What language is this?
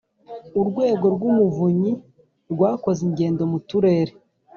Kinyarwanda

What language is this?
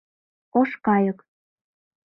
Mari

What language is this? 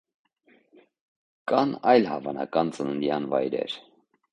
Armenian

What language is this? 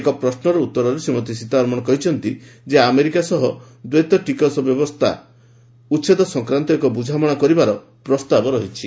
Odia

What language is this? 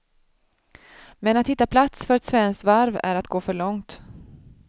Swedish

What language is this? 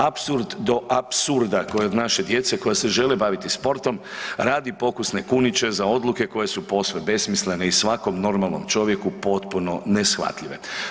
Croatian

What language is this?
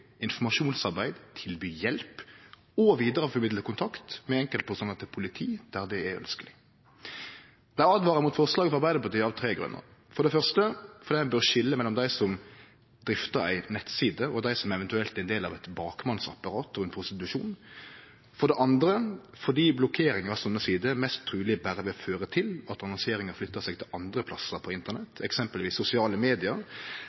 Norwegian Nynorsk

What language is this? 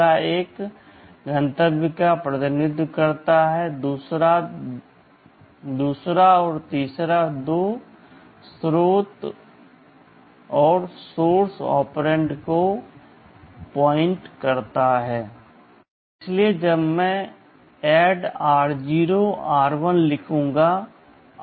Hindi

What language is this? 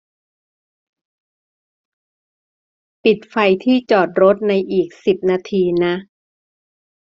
Thai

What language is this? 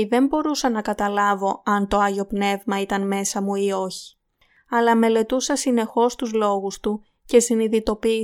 Greek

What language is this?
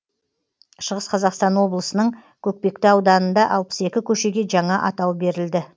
Kazakh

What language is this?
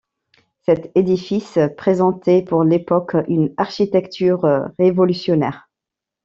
French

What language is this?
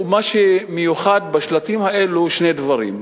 Hebrew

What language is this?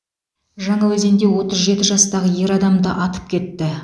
Kazakh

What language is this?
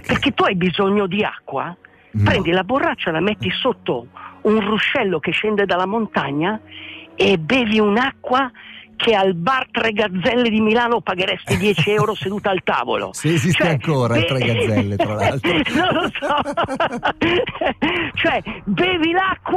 Italian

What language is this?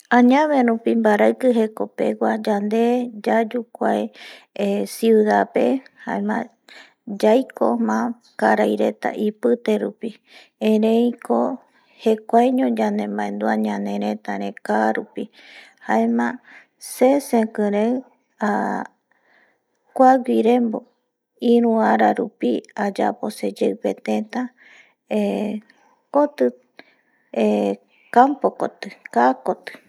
Eastern Bolivian Guaraní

